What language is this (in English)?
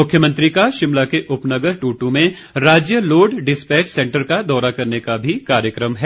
Hindi